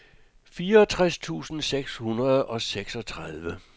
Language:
Danish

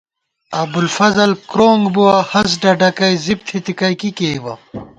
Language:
Gawar-Bati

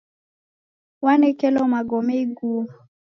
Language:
Taita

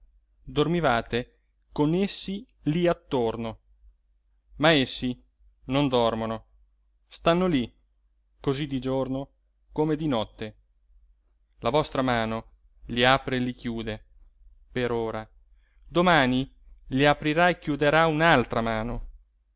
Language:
Italian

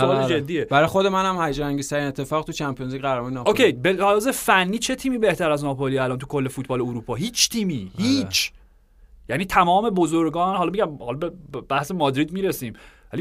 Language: Persian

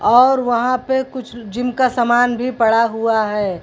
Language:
Hindi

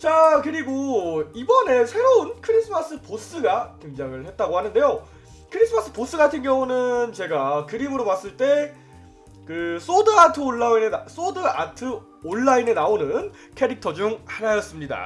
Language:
Korean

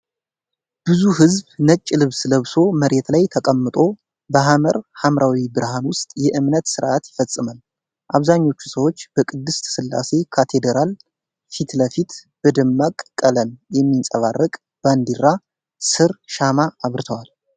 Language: Amharic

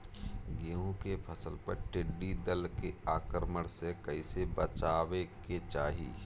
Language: Bhojpuri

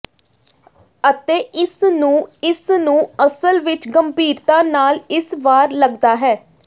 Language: Punjabi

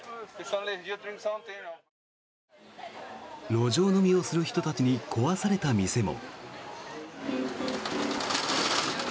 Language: Japanese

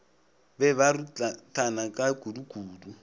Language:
Northern Sotho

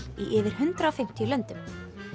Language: Icelandic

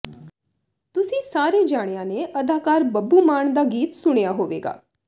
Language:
Punjabi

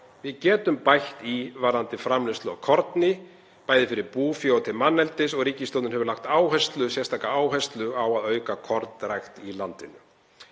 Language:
Icelandic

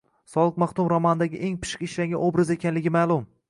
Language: Uzbek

